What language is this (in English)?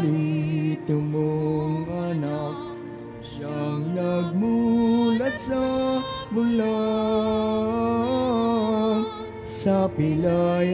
Filipino